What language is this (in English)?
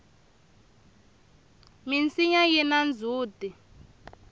Tsonga